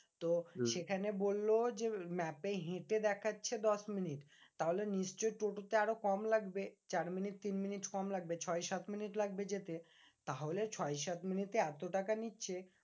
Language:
Bangla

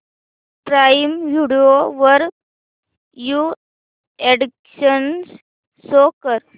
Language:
Marathi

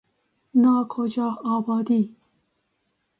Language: Persian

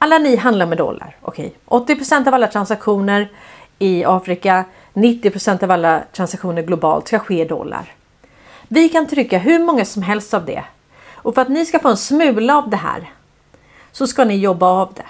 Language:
Swedish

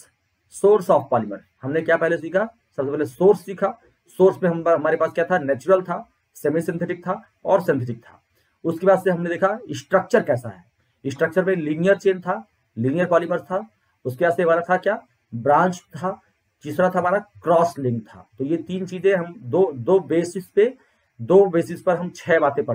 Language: Hindi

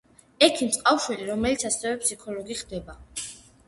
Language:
Georgian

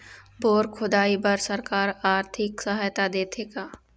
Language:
Chhattisgarhi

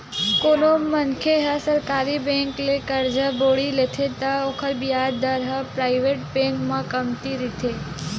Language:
Chhattisgarhi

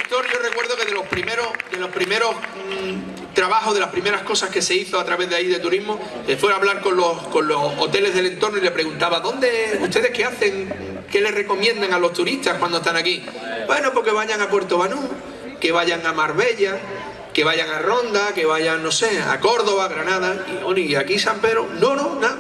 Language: Spanish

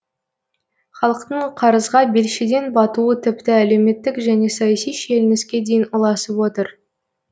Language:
Kazakh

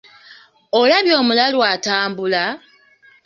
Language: Ganda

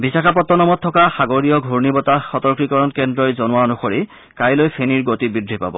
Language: Assamese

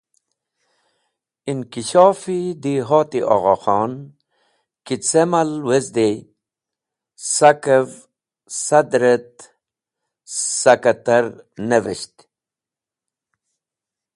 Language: Wakhi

